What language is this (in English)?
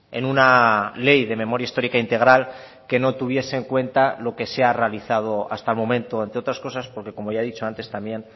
Spanish